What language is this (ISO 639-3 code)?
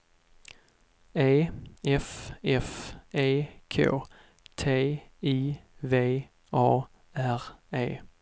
swe